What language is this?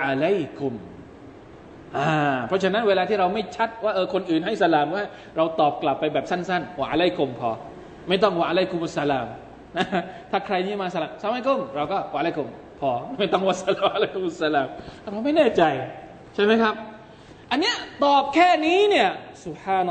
Thai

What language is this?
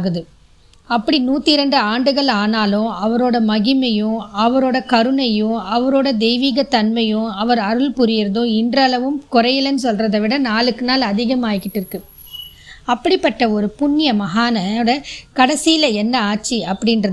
Tamil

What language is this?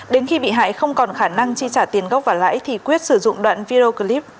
Vietnamese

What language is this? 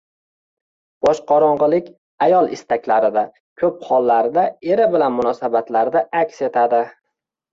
Uzbek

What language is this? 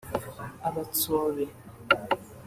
Kinyarwanda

